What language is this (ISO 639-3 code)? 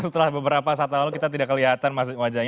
ind